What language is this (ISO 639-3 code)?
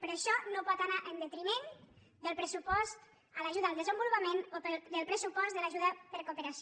cat